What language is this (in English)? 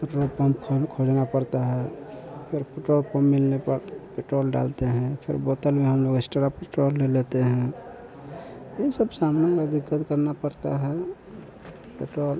Hindi